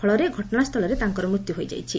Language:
Odia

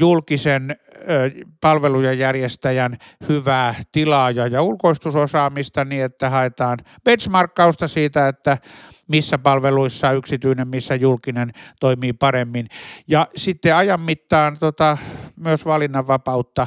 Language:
Finnish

